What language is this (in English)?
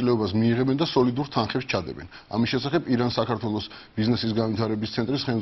Turkish